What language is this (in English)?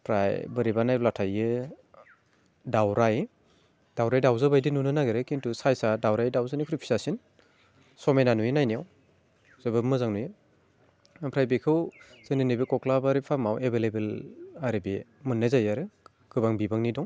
Bodo